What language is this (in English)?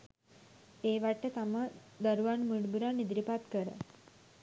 Sinhala